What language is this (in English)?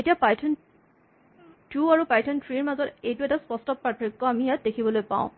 Assamese